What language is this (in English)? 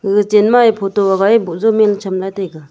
Wancho Naga